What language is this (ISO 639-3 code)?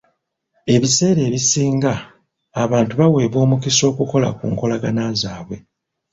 lug